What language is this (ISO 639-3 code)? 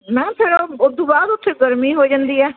pan